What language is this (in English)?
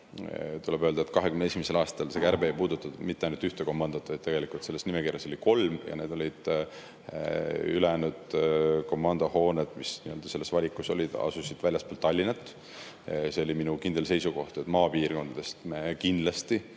Estonian